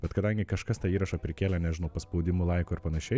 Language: Lithuanian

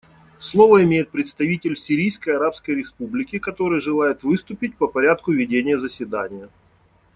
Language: Russian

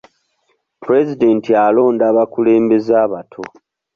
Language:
Ganda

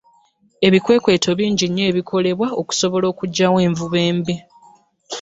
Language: Ganda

